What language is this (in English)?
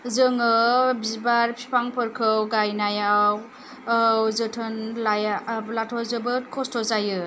Bodo